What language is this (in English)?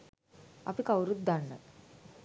Sinhala